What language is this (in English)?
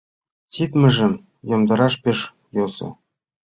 Mari